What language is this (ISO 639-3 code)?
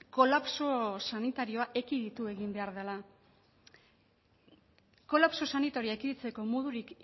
eus